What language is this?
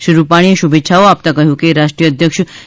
Gujarati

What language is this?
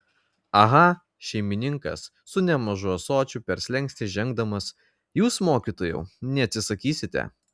Lithuanian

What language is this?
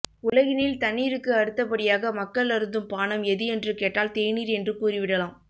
Tamil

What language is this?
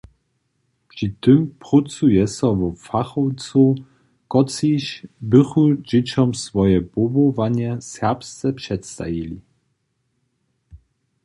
Upper Sorbian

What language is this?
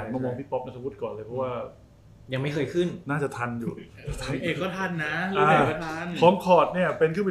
Thai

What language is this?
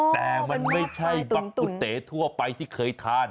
Thai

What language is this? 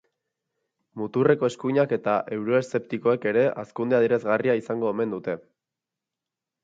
Basque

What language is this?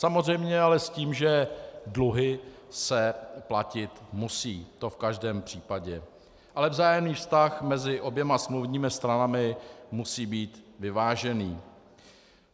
Czech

